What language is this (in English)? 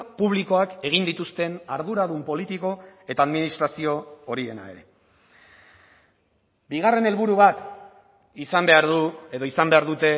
Basque